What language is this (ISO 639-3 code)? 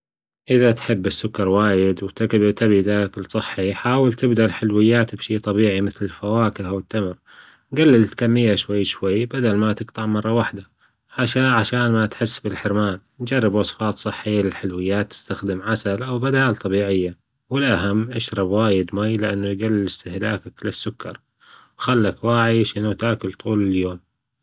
afb